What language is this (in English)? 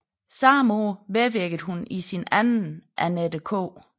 Danish